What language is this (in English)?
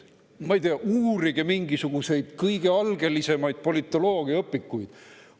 Estonian